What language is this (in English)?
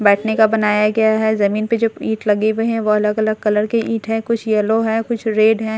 Hindi